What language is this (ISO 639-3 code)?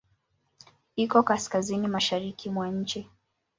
swa